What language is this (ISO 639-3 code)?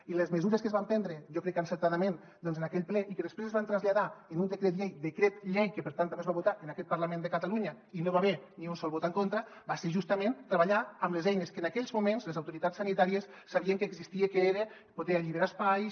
cat